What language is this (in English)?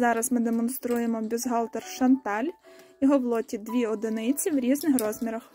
Ukrainian